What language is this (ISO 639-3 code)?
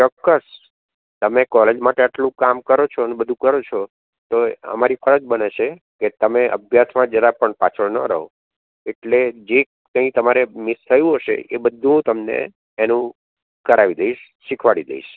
guj